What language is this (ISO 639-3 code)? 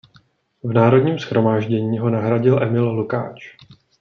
ces